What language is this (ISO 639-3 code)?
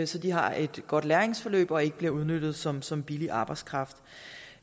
dan